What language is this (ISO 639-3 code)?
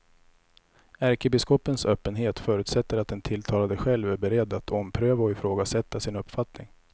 swe